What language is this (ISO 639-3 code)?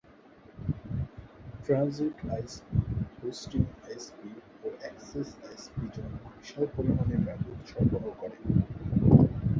ben